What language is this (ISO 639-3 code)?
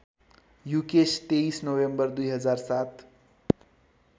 nep